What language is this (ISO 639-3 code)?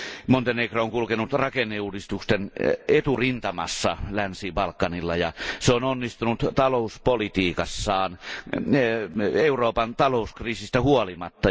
fin